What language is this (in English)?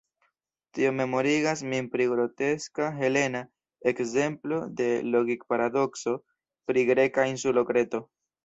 Esperanto